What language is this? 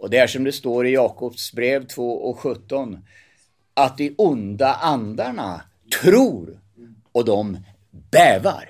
Swedish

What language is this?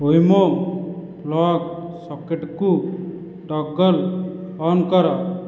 Odia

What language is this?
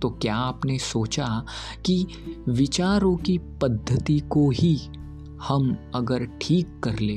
Hindi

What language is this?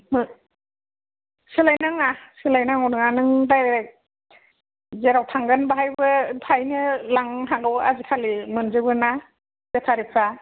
Bodo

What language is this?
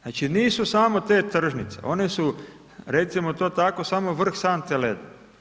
Croatian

